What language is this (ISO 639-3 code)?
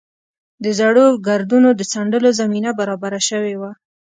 pus